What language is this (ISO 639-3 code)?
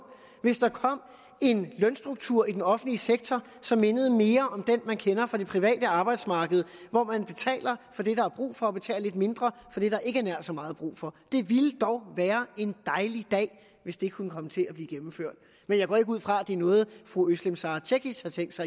dan